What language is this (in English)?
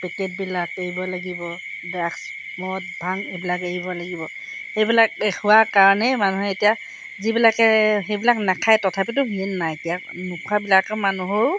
Assamese